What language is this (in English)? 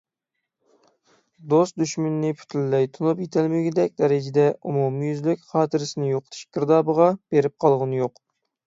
Uyghur